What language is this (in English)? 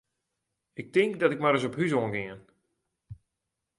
Western Frisian